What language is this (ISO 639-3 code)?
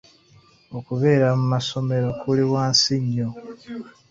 lug